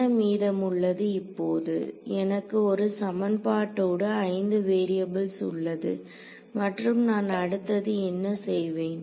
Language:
Tamil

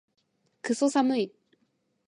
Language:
Japanese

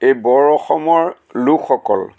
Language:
Assamese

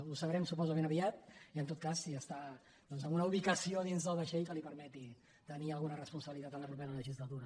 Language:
Catalan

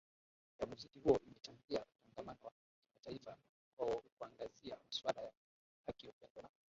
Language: Swahili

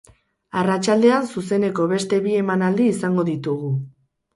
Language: Basque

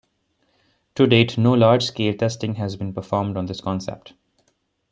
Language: English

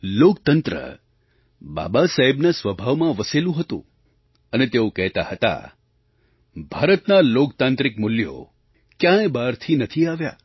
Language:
Gujarati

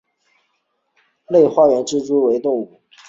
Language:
Chinese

